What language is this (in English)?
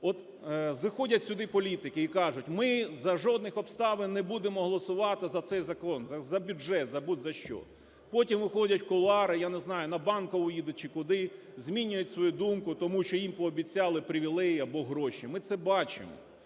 Ukrainian